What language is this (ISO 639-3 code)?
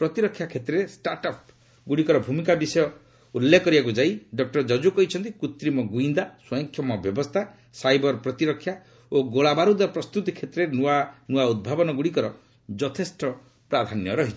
ori